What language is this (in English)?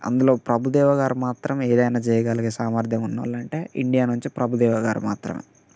Telugu